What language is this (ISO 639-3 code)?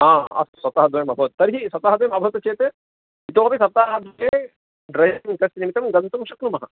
san